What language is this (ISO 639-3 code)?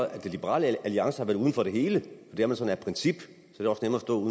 dan